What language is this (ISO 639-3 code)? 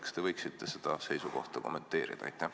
est